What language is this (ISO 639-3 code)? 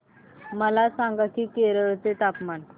mar